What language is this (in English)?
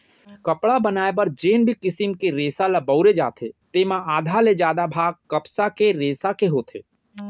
Chhattisgarhi